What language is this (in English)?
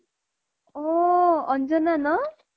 Assamese